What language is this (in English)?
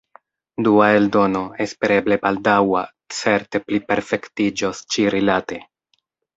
Esperanto